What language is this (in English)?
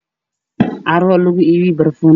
Somali